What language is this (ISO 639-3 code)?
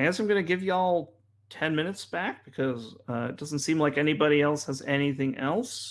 eng